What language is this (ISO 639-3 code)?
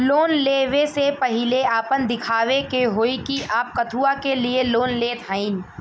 bho